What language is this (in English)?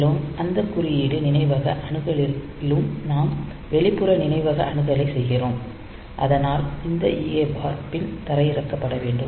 Tamil